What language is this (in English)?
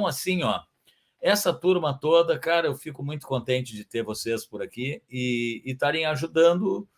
Portuguese